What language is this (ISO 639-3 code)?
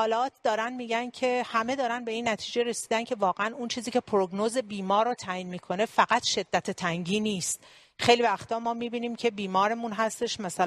fas